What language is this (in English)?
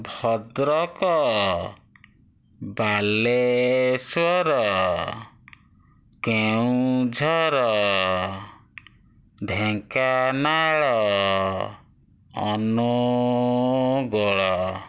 Odia